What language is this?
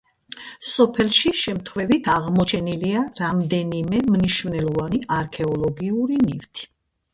Georgian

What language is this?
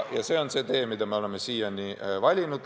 Estonian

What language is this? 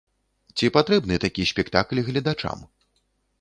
Belarusian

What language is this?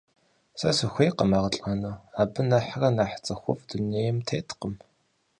Kabardian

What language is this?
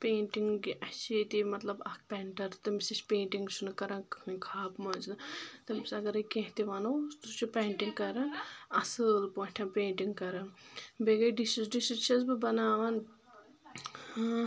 Kashmiri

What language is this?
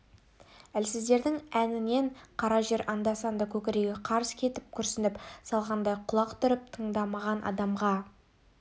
Kazakh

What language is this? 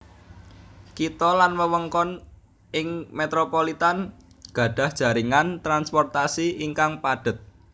Javanese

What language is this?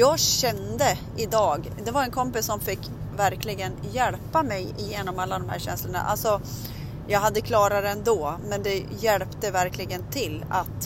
Swedish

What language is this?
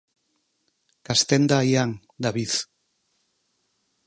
Galician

